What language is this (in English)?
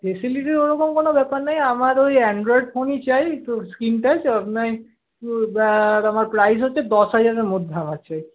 Bangla